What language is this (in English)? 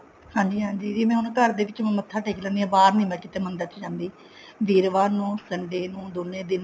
Punjabi